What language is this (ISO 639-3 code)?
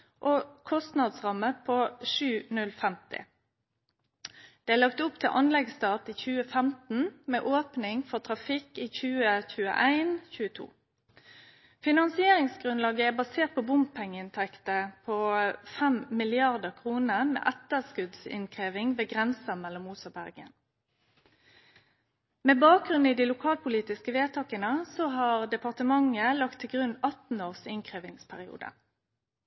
nno